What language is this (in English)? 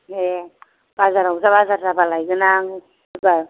Bodo